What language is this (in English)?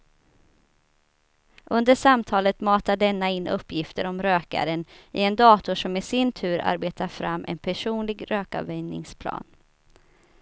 Swedish